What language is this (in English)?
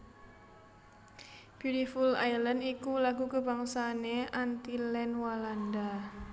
Javanese